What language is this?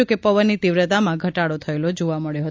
Gujarati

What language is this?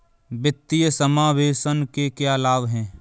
Hindi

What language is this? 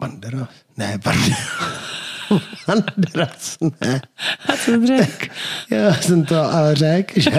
Czech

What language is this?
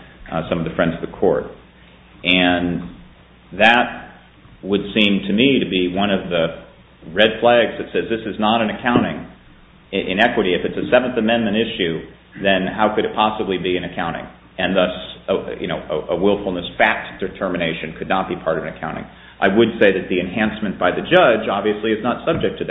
English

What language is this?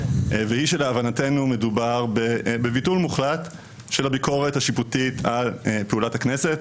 Hebrew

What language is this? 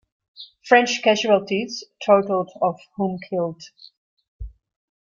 English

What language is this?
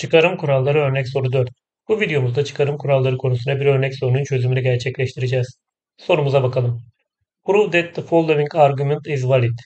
Turkish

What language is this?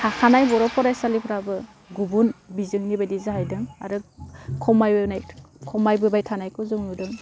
Bodo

